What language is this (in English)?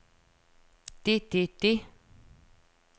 Danish